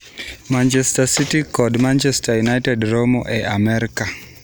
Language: Luo (Kenya and Tanzania)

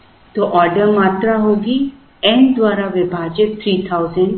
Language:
Hindi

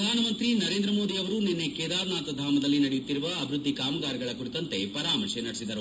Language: Kannada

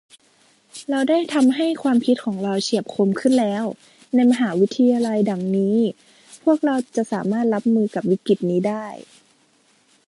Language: Thai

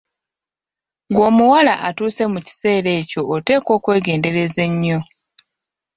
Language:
Ganda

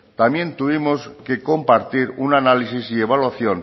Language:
Spanish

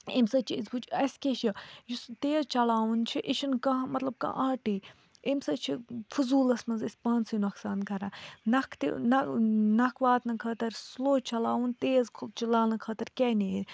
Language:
Kashmiri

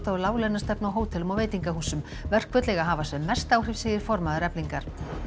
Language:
Icelandic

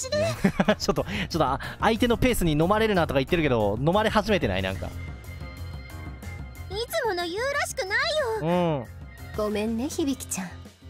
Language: Japanese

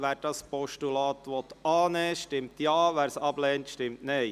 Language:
Swiss German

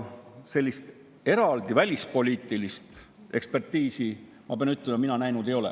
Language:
Estonian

